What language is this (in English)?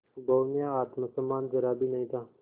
Hindi